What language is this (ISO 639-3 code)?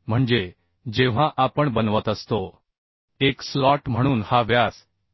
mar